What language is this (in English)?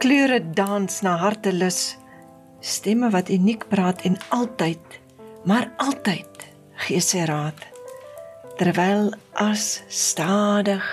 Dutch